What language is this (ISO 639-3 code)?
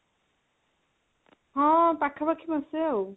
ori